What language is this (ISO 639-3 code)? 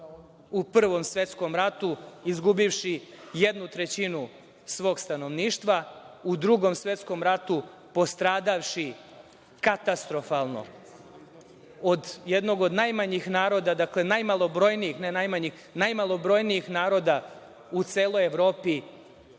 srp